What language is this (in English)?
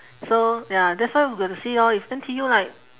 English